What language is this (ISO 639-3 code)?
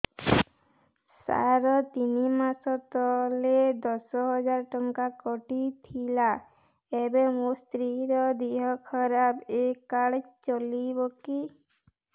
ori